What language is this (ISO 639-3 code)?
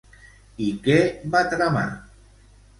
cat